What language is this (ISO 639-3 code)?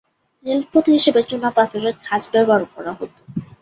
ben